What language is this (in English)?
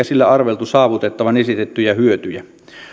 Finnish